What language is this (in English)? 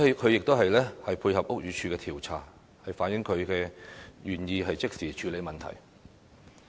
Cantonese